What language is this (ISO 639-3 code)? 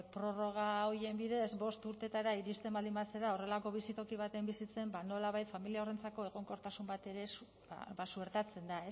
eus